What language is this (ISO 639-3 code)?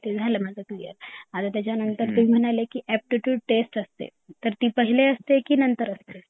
mar